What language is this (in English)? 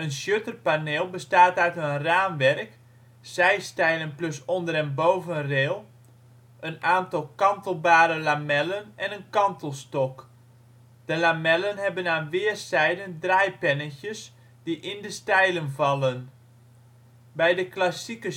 Dutch